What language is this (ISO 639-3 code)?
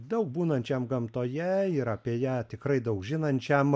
lit